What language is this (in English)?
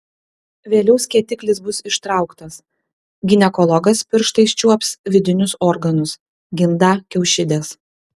Lithuanian